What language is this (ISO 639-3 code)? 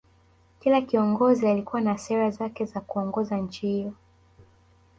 swa